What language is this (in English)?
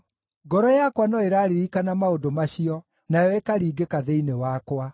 Kikuyu